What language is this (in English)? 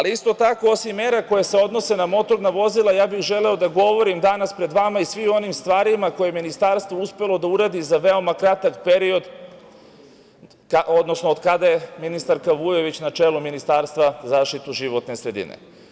Serbian